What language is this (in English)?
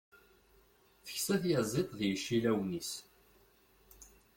Kabyle